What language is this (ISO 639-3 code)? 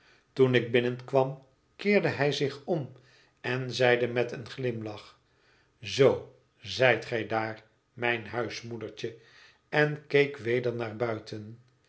nld